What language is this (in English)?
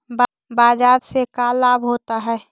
Magahi